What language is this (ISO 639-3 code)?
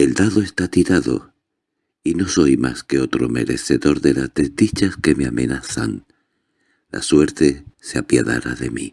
spa